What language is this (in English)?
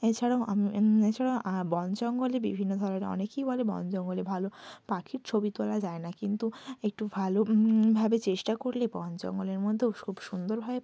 Bangla